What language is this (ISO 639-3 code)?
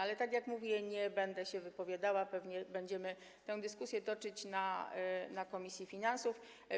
pol